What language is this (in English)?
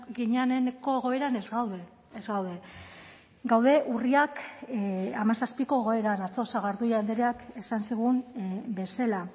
Basque